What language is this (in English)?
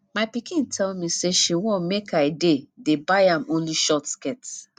Nigerian Pidgin